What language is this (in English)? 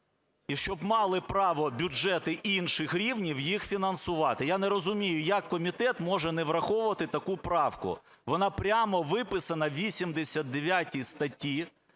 Ukrainian